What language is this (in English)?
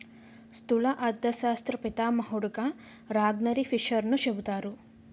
Telugu